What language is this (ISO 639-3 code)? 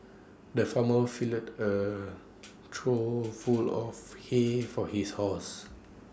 eng